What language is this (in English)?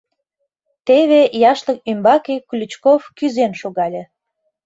Mari